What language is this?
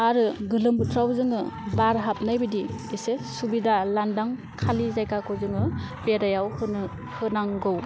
Bodo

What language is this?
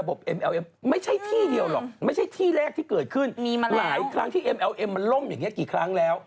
Thai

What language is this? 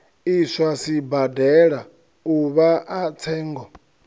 Venda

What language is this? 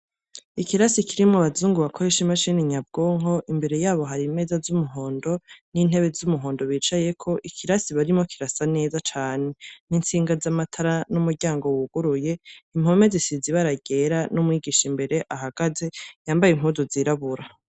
Rundi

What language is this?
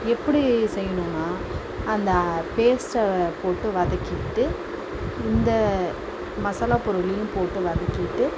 Tamil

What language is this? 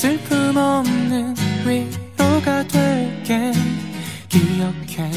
Korean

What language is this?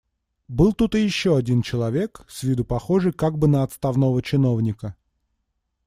Russian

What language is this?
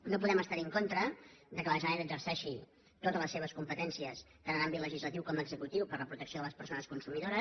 Catalan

